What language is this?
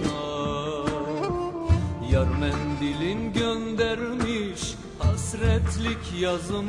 Turkish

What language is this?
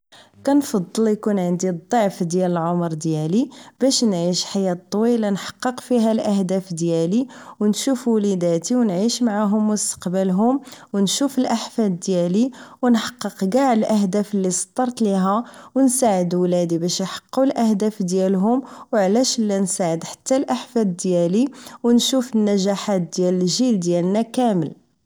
Moroccan Arabic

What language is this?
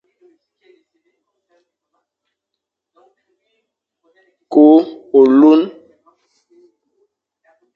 Fang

